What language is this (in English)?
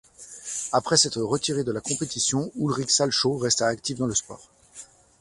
French